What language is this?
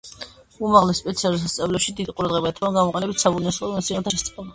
Georgian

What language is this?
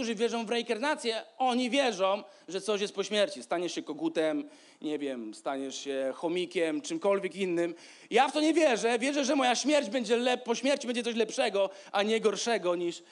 Polish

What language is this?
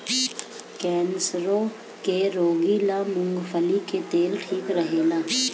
Bhojpuri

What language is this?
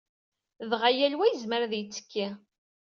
Kabyle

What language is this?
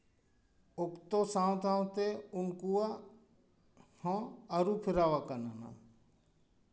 Santali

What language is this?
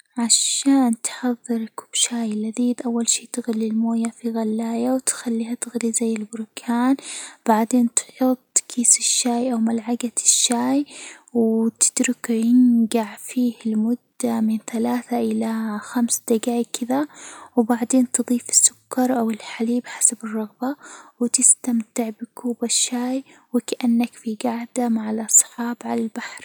Hijazi Arabic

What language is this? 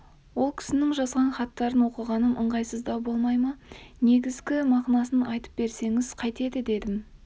Kazakh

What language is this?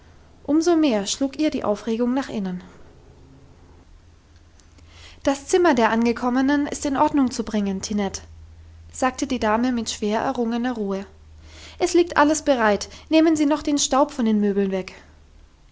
German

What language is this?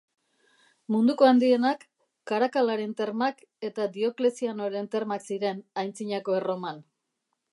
Basque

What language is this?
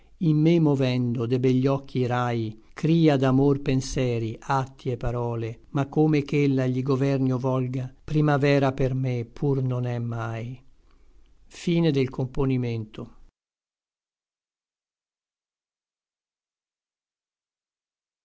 Italian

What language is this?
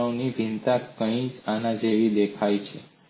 Gujarati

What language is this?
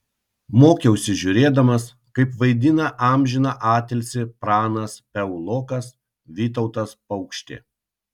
Lithuanian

